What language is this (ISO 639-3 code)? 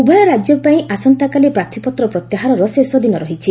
ori